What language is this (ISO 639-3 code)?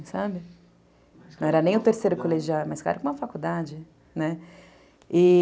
por